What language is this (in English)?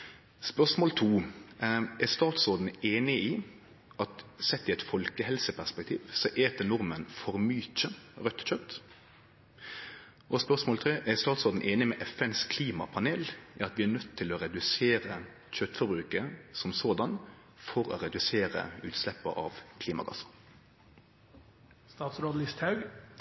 Norwegian Nynorsk